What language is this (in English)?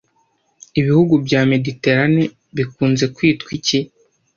Kinyarwanda